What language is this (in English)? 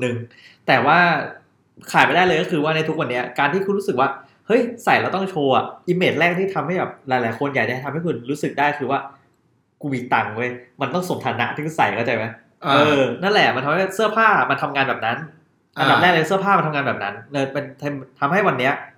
Thai